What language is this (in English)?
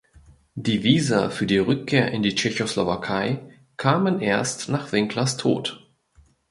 German